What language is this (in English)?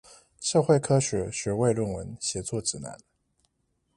Chinese